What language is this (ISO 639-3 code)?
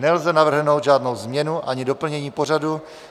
ces